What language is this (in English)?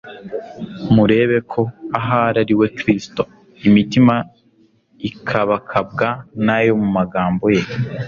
Kinyarwanda